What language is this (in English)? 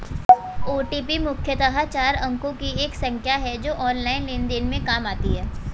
Hindi